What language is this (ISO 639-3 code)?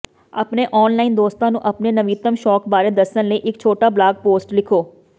pan